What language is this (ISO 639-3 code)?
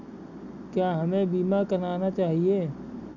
hin